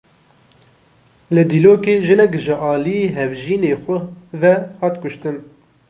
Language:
Kurdish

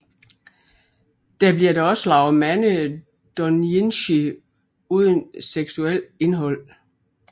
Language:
Danish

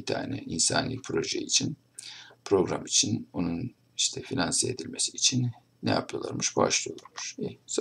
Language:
Turkish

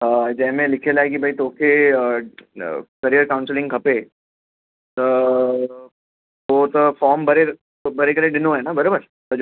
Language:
Sindhi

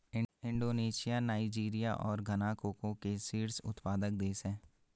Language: Hindi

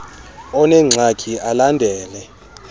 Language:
Xhosa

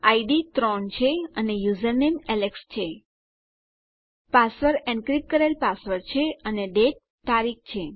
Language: Gujarati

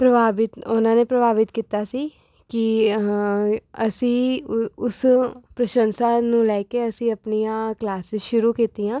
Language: Punjabi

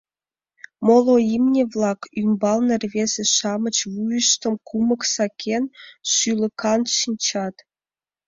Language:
Mari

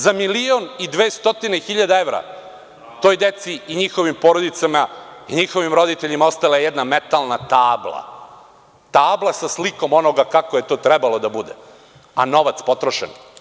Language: Serbian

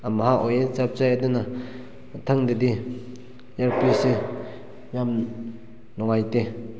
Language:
Manipuri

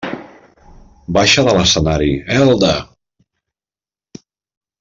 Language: Catalan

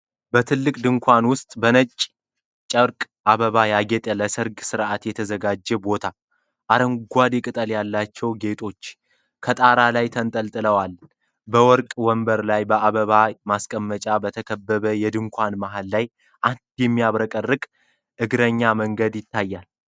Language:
Amharic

